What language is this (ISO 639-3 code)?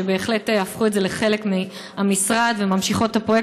heb